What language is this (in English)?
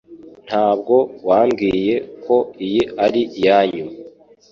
Kinyarwanda